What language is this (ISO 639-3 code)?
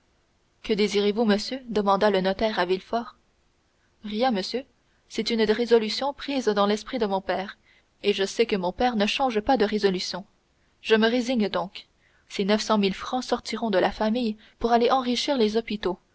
fra